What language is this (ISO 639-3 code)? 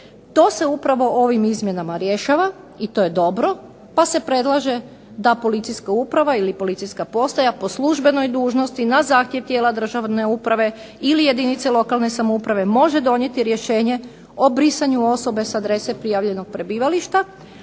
hrv